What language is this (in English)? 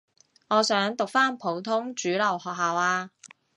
Cantonese